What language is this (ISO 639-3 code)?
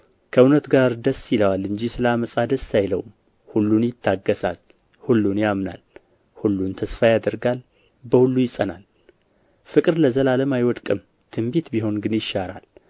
amh